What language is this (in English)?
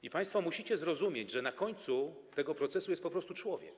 Polish